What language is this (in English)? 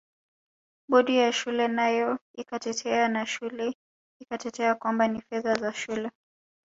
Swahili